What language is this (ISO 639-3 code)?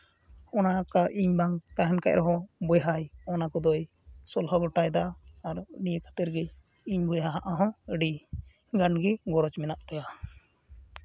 sat